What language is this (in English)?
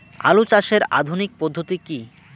Bangla